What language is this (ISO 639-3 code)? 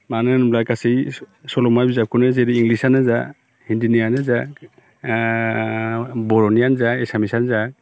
brx